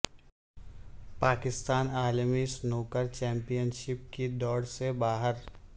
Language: Urdu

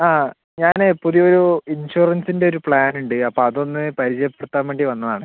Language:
Malayalam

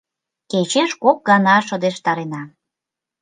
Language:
Mari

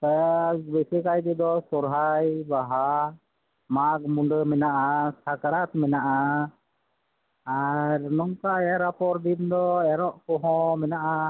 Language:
Santali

